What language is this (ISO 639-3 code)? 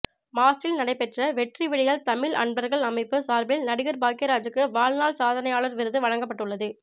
tam